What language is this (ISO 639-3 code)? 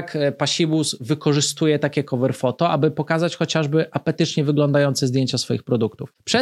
pol